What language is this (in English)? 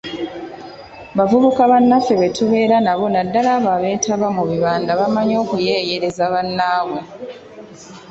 Ganda